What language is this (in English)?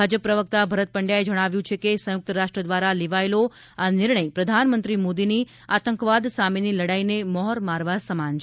Gujarati